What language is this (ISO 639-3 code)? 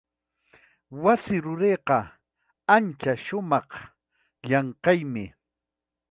quy